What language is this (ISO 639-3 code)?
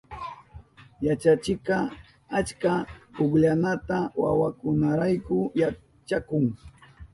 qup